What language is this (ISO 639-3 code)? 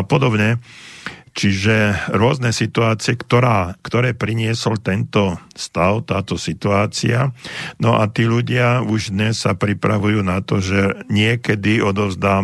slk